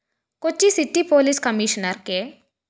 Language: Malayalam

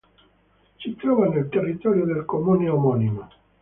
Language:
Italian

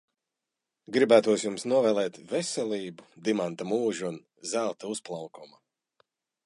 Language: Latvian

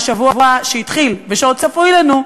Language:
Hebrew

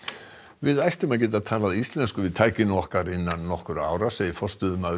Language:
Icelandic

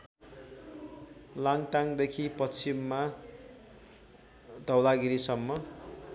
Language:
Nepali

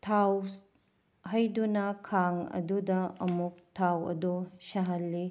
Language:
Manipuri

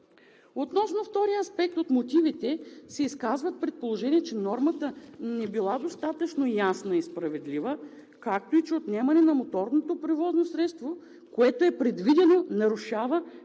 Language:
Bulgarian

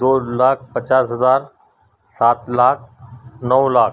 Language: Urdu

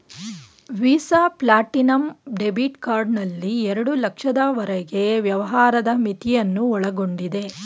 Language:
Kannada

